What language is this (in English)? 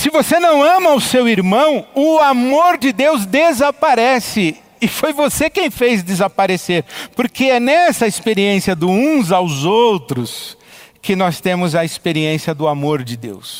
Portuguese